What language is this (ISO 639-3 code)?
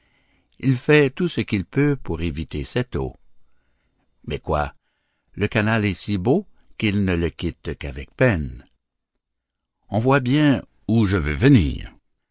fra